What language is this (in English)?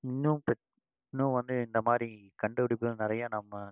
Tamil